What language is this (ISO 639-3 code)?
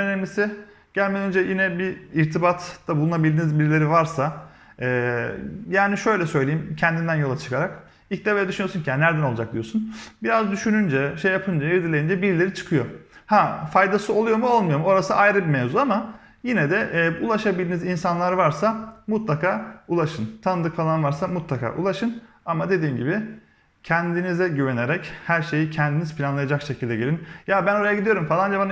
tur